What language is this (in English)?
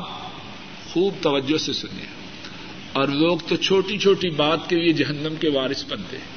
Urdu